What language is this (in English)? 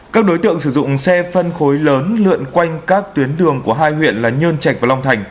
Vietnamese